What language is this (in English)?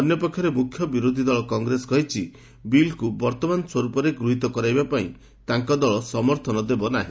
Odia